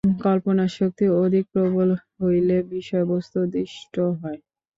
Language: Bangla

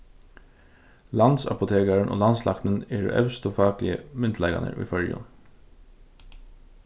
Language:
Faroese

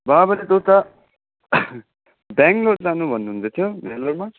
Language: Nepali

